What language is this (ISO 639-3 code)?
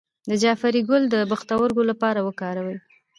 pus